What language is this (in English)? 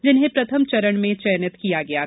Hindi